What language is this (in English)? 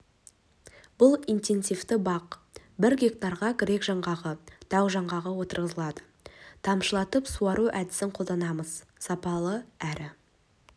Kazakh